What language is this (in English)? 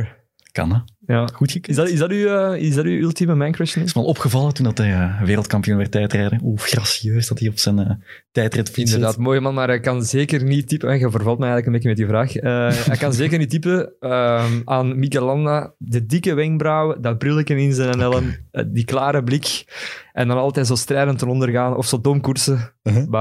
Dutch